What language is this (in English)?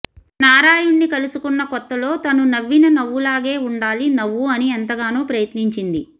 Telugu